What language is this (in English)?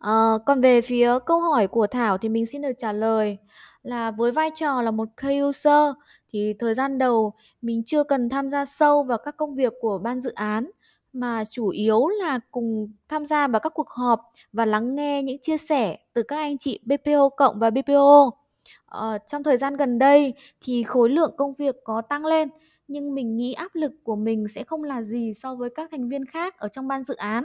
Vietnamese